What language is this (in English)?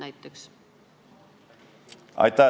Estonian